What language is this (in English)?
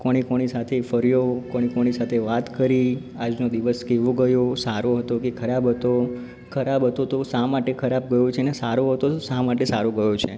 Gujarati